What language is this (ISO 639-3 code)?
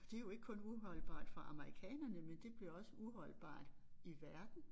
dan